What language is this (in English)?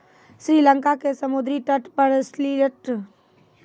Maithili